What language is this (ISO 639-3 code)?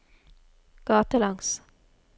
nor